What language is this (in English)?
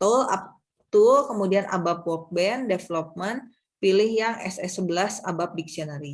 Indonesian